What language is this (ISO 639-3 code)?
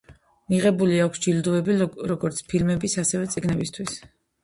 kat